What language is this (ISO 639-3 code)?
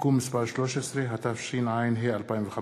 heb